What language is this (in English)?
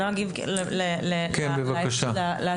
Hebrew